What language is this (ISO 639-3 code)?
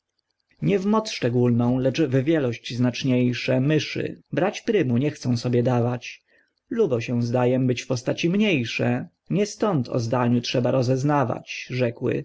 pol